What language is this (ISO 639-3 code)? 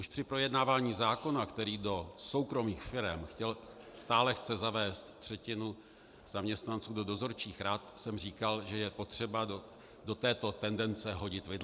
ces